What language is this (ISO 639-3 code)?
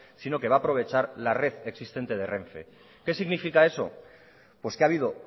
spa